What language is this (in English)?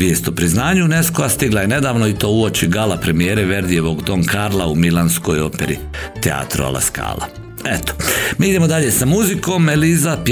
Croatian